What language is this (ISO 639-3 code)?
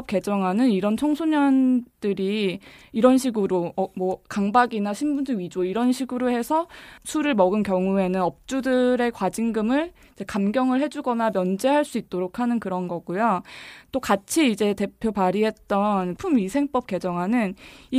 kor